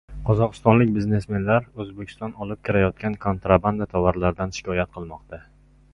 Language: Uzbek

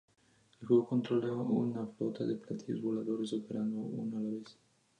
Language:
Spanish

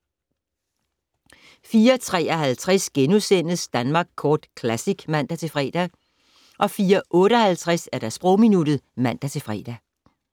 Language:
Danish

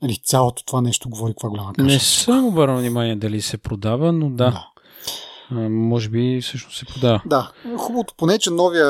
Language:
Bulgarian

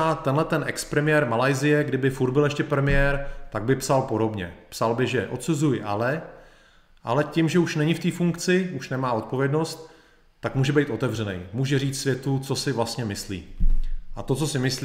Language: Czech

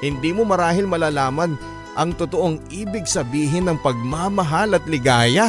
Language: Filipino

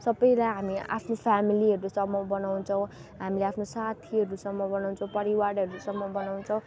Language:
Nepali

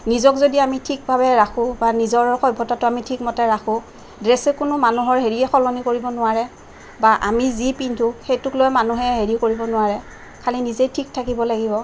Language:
Assamese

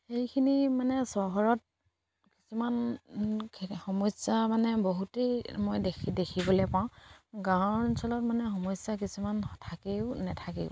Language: Assamese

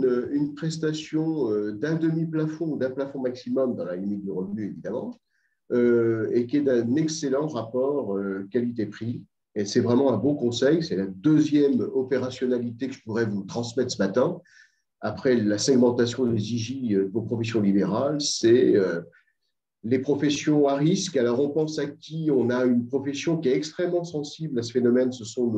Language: French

